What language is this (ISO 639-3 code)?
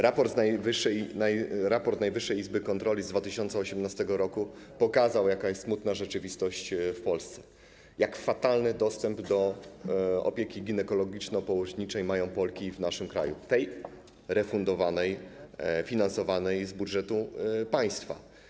pol